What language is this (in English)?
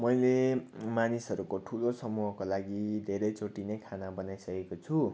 Nepali